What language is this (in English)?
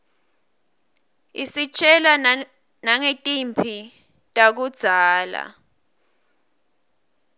Swati